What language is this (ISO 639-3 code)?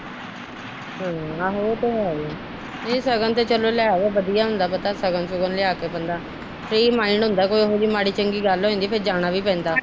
pan